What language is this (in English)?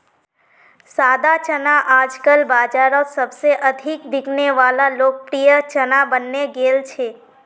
Magahi